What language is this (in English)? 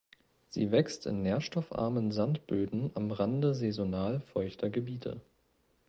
German